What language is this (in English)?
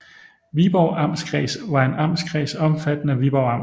Danish